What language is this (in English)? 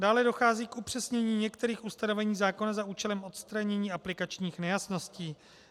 Czech